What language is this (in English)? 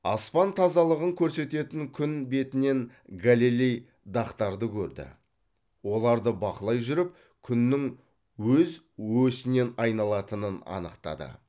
Kazakh